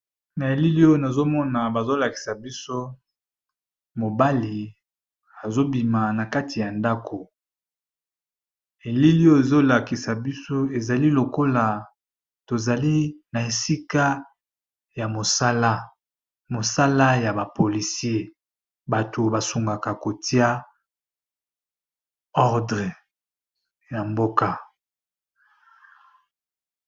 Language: Lingala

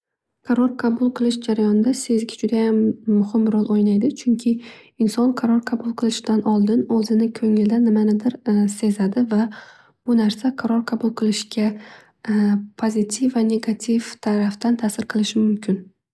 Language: Uzbek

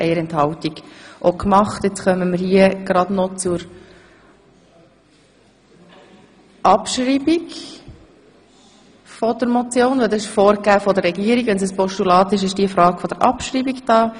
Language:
Swiss German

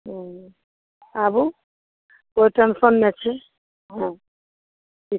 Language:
Maithili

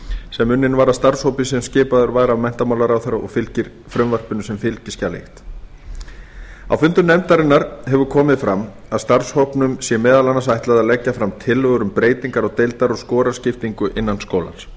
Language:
Icelandic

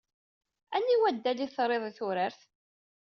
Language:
Kabyle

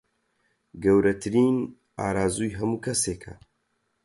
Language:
Central Kurdish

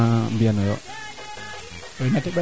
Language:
Serer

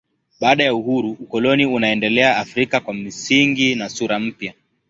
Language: Swahili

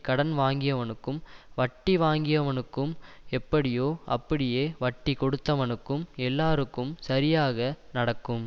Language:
Tamil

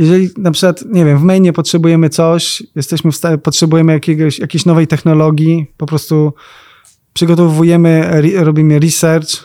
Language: Polish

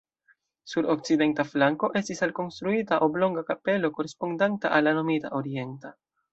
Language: Esperanto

